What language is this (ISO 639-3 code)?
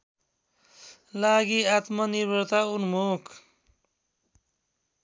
nep